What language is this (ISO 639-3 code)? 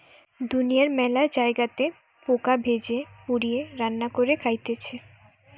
ben